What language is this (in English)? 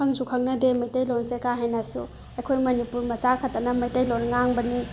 Manipuri